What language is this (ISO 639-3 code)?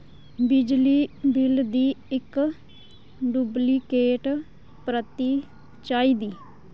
doi